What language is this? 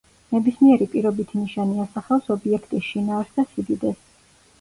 Georgian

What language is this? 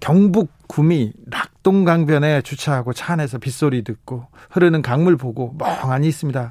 Korean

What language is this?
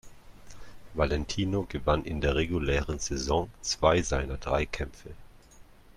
German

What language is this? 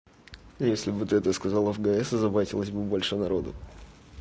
Russian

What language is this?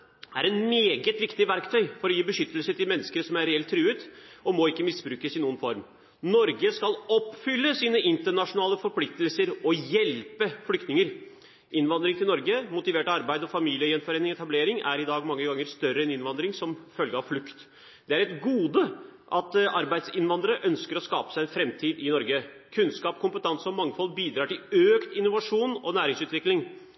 Norwegian Bokmål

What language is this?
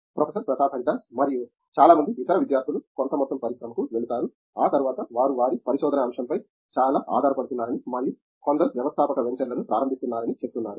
Telugu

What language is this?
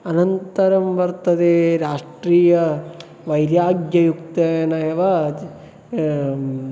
Sanskrit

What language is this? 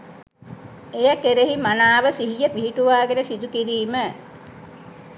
Sinhala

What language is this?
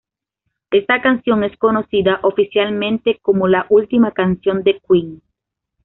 Spanish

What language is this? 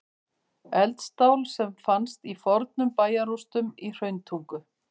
Icelandic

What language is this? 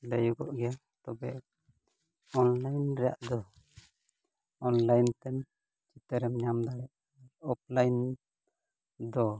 Santali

